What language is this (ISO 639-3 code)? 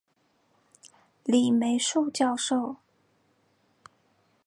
zho